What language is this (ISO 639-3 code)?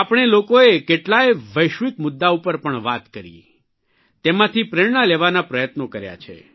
guj